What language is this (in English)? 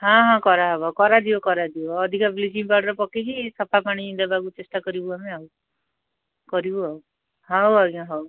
Odia